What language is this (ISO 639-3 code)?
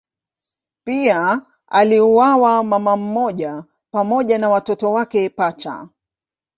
swa